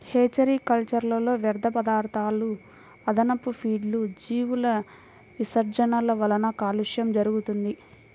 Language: Telugu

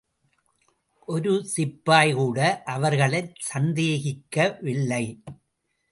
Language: Tamil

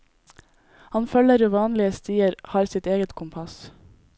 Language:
Norwegian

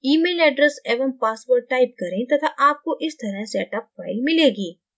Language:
Hindi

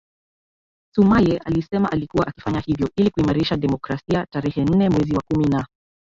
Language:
Swahili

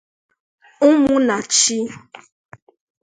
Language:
Igbo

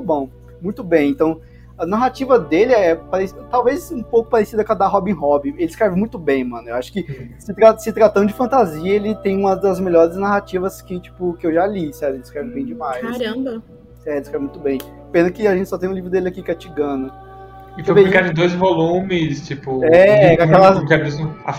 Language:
Portuguese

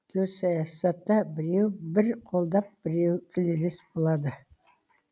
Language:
Kazakh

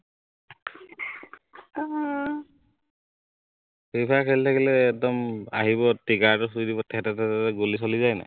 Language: Assamese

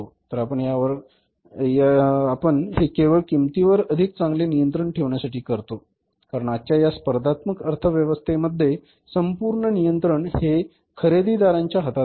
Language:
Marathi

